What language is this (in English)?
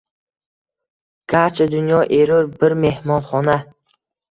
Uzbek